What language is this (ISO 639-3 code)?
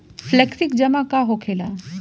bho